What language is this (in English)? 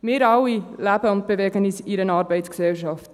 Swiss German